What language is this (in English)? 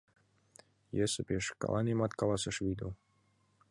Mari